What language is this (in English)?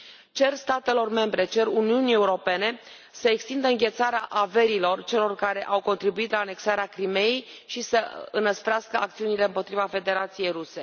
Romanian